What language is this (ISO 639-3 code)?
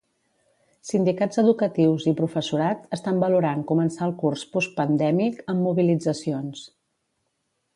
cat